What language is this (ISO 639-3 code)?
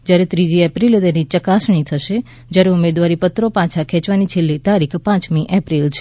guj